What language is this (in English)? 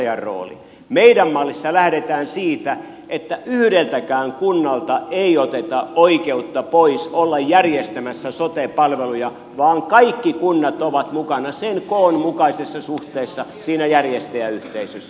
Finnish